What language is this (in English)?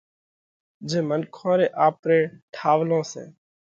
Parkari Koli